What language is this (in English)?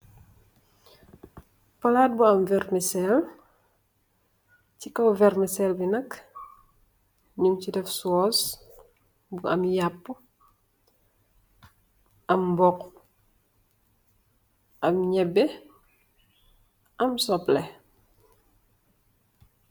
Wolof